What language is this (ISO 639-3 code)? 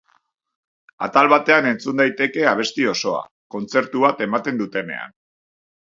eus